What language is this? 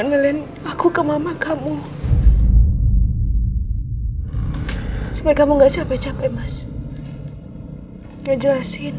Indonesian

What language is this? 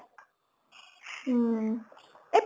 Assamese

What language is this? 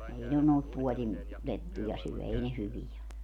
Finnish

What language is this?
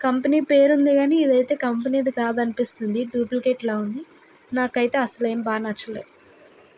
Telugu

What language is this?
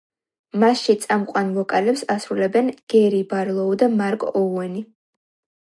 Georgian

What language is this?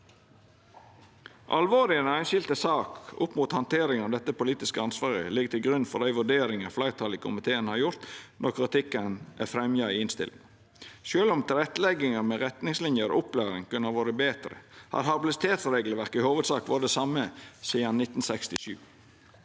Norwegian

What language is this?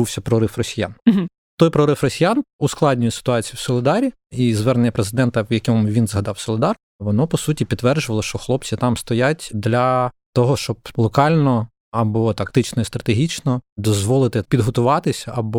Ukrainian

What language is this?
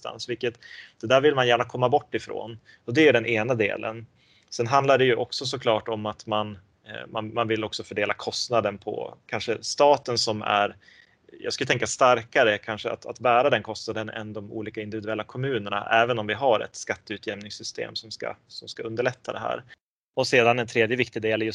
Swedish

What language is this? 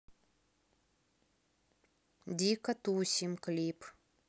Russian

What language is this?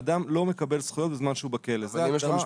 Hebrew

